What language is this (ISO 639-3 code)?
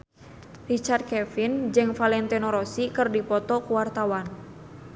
sun